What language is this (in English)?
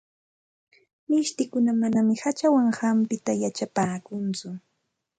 Santa Ana de Tusi Pasco Quechua